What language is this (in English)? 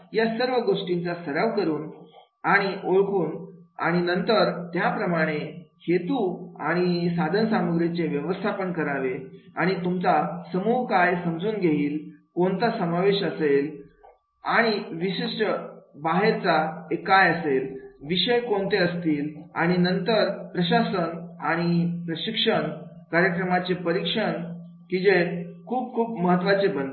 Marathi